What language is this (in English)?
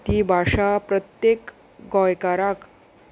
Konkani